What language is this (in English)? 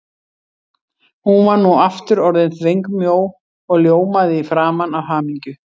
Icelandic